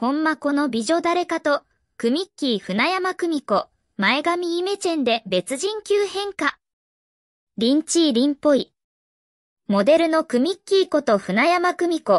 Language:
Japanese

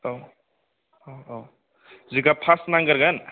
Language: Bodo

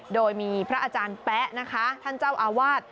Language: Thai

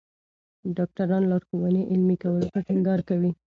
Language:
Pashto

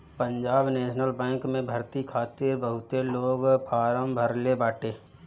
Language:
Bhojpuri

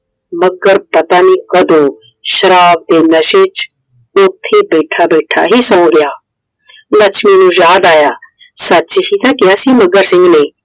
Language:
Punjabi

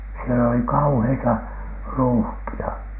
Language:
Finnish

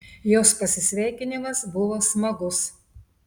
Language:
Lithuanian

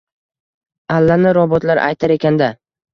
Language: Uzbek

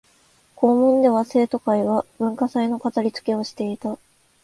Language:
Japanese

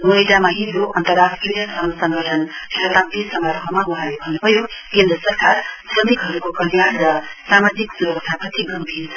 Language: Nepali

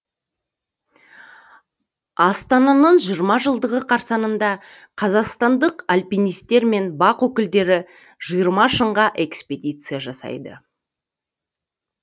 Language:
Kazakh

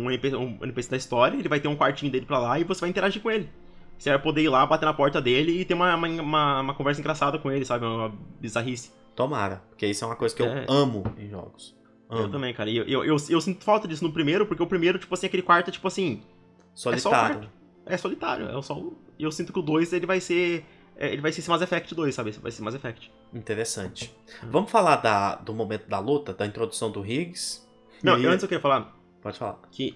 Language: Portuguese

